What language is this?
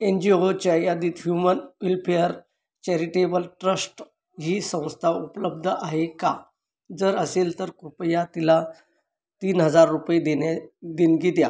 Marathi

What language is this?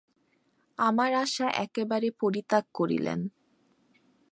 Bangla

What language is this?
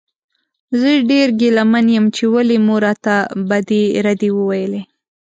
Pashto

